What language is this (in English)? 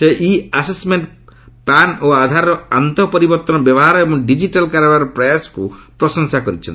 Odia